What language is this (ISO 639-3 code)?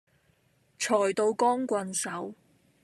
yue